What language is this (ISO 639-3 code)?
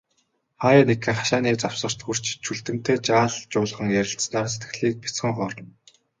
mon